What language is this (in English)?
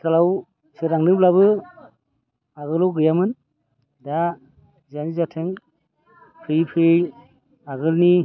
Bodo